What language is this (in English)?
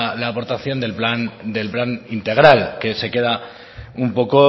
Spanish